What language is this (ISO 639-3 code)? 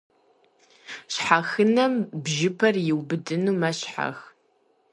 kbd